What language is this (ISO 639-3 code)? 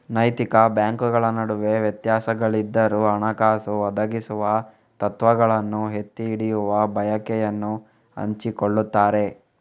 kan